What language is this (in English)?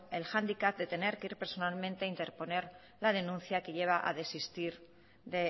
Spanish